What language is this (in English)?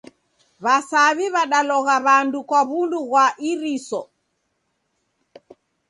Taita